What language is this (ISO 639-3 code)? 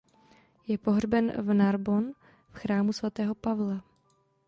ces